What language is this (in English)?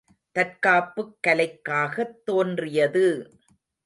Tamil